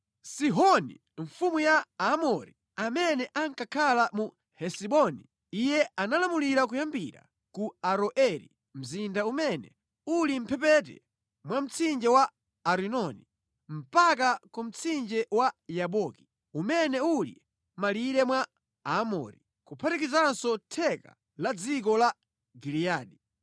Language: Nyanja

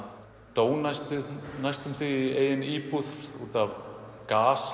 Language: Icelandic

